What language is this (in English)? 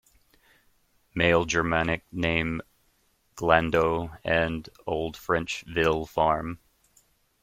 English